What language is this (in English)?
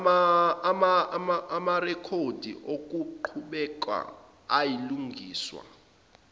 Zulu